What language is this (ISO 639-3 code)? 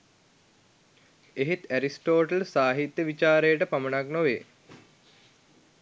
sin